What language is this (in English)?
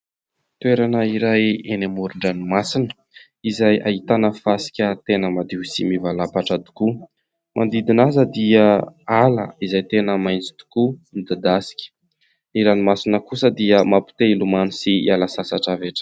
Malagasy